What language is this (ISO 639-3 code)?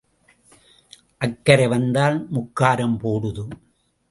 tam